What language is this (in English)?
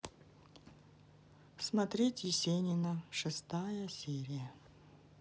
Russian